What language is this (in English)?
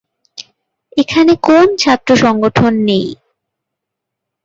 Bangla